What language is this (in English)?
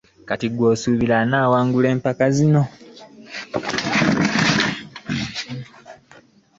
Ganda